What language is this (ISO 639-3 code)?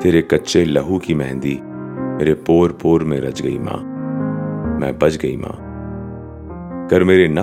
urd